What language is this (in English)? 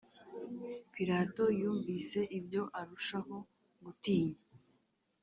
Kinyarwanda